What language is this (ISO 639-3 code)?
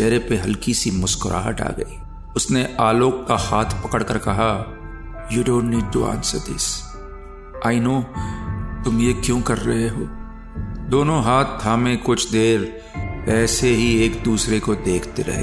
hin